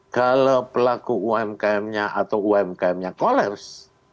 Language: Indonesian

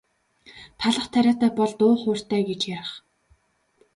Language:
Mongolian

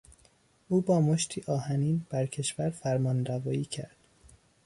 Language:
Persian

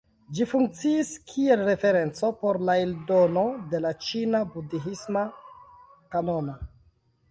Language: Esperanto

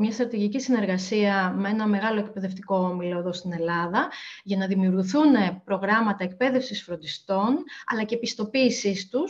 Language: Greek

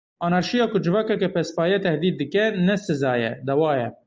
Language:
Kurdish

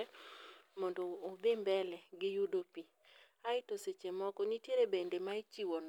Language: Luo (Kenya and Tanzania)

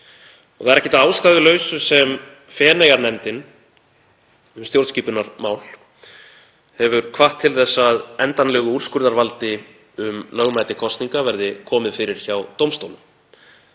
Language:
Icelandic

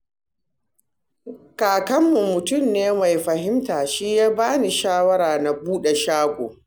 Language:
Hausa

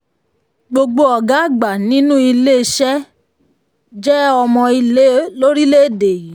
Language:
Yoruba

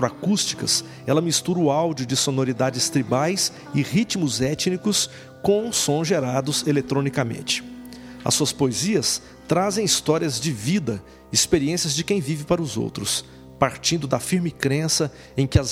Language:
Portuguese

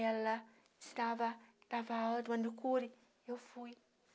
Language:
Portuguese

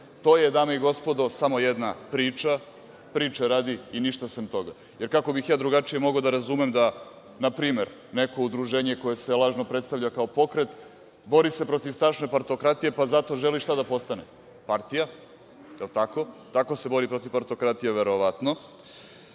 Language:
Serbian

